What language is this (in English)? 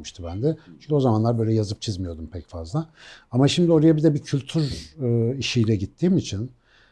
Turkish